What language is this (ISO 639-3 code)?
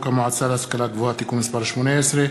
heb